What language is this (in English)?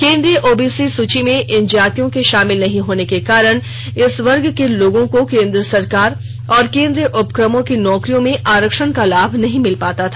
Hindi